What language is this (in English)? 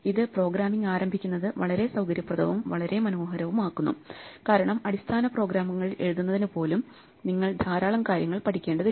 Malayalam